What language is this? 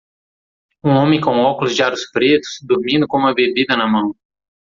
Portuguese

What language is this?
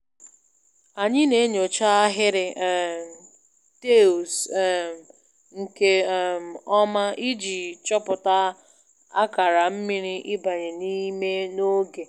Igbo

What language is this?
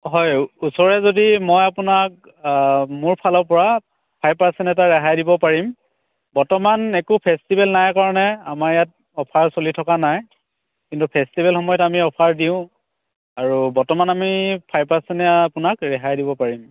Assamese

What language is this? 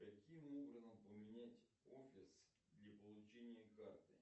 Russian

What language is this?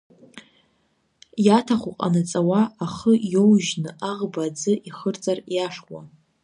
Abkhazian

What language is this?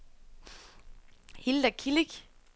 Danish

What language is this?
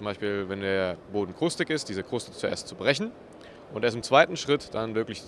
German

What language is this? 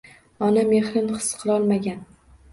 Uzbek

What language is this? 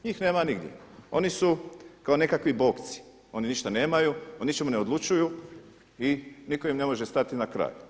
Croatian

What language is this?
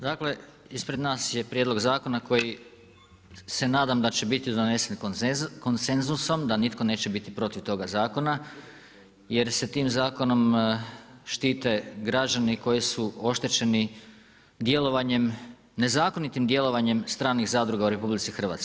Croatian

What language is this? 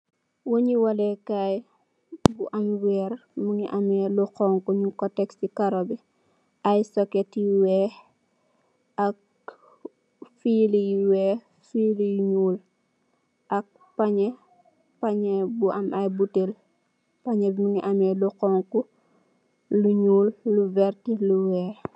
Wolof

